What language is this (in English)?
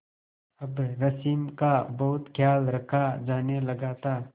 Hindi